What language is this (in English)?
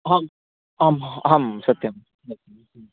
Sanskrit